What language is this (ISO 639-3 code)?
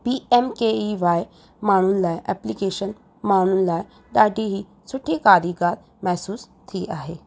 snd